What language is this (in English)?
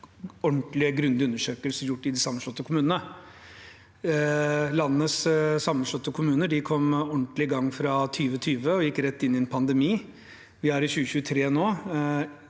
Norwegian